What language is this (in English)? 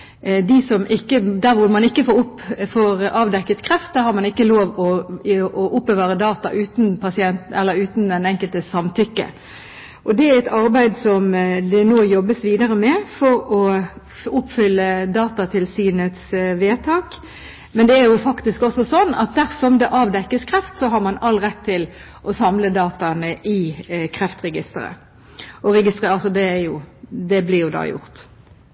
Norwegian Bokmål